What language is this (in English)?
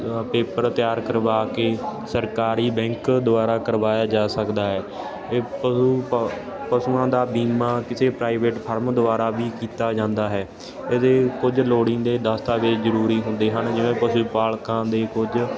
Punjabi